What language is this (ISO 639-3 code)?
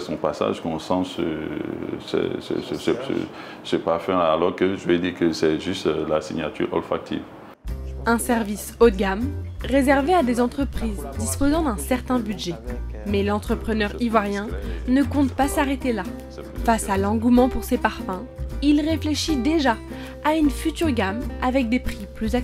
fra